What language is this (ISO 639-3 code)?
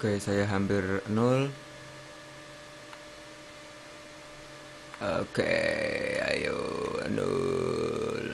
ind